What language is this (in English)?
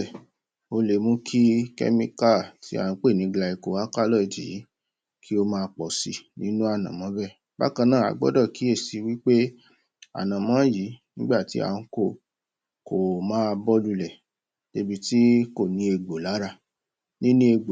Yoruba